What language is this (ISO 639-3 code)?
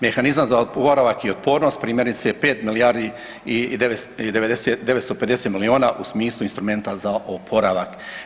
hrv